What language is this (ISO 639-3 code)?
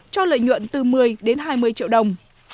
vie